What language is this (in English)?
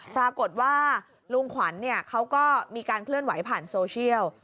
Thai